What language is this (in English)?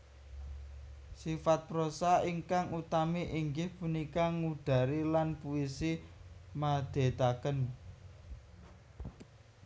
Javanese